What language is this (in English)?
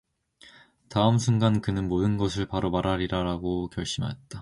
Korean